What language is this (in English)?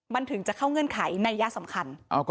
Thai